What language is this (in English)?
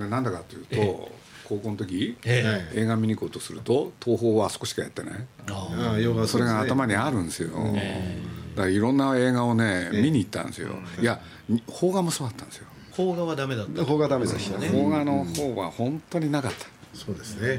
Japanese